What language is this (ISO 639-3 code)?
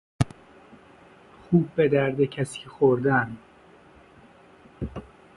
fas